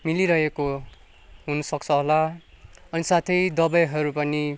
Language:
Nepali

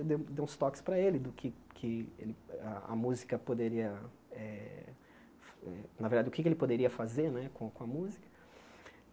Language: Portuguese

